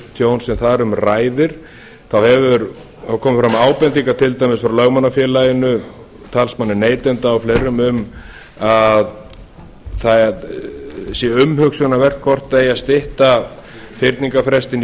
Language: Icelandic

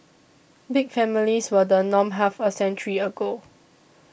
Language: English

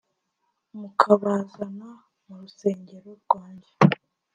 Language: Kinyarwanda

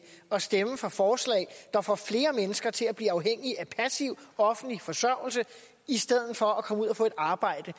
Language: Danish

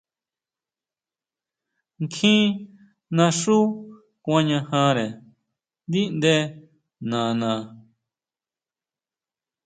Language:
Huautla Mazatec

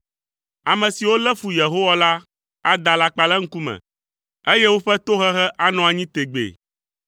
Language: Ewe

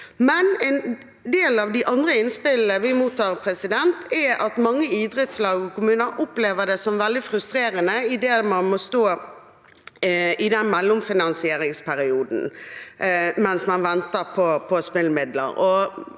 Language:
Norwegian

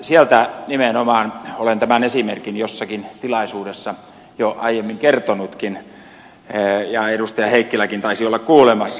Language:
Finnish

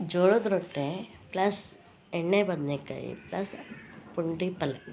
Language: Kannada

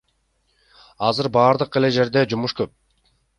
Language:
Kyrgyz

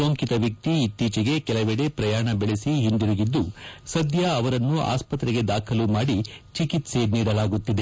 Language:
Kannada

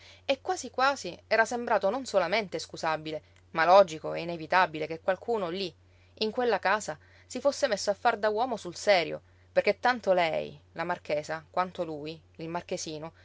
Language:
Italian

